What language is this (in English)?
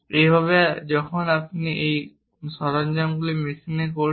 Bangla